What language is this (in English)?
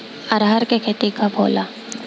Bhojpuri